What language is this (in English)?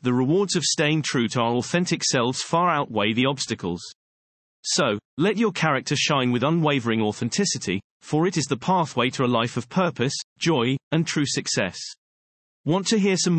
English